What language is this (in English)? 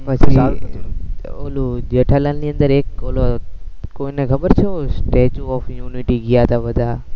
Gujarati